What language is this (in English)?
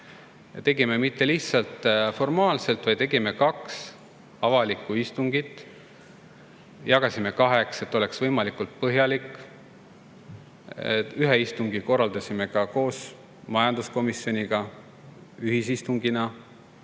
Estonian